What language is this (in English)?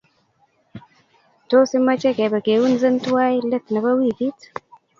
Kalenjin